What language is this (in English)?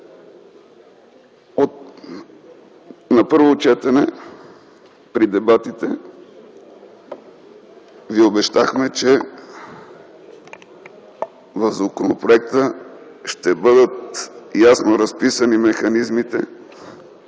Bulgarian